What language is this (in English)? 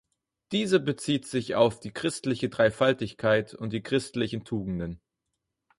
German